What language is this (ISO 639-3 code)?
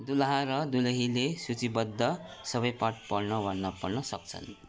nep